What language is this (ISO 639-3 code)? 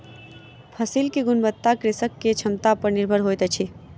mai